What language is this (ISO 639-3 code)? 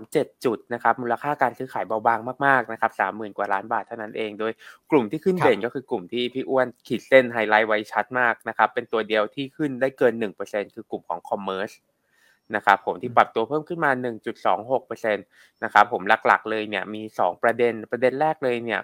tha